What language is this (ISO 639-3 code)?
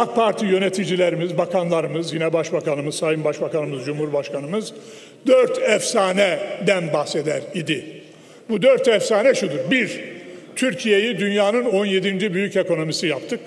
tur